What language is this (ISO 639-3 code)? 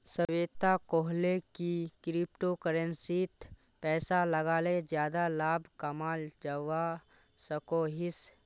mag